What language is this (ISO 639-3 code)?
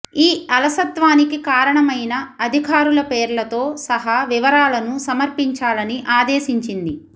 tel